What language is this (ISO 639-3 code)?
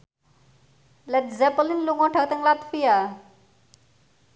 jav